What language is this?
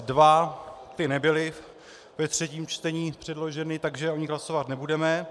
Czech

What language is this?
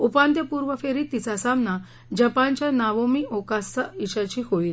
Marathi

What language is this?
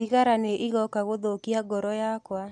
Kikuyu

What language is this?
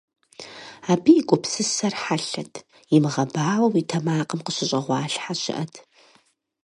Kabardian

